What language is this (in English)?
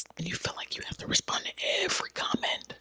English